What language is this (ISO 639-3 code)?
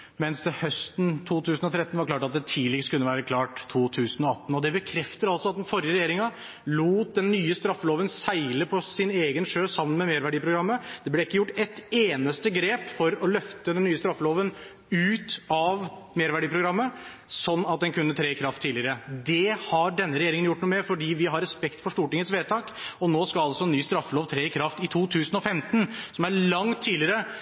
nob